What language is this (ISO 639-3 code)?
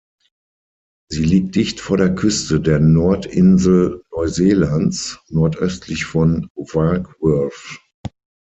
deu